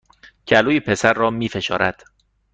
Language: Persian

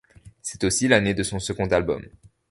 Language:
French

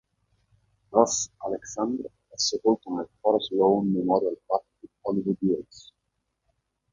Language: Italian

